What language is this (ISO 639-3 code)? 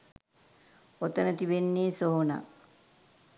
sin